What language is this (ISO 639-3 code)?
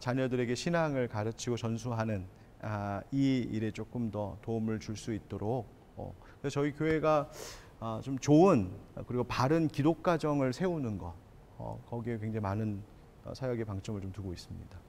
kor